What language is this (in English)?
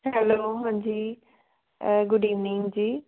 Punjabi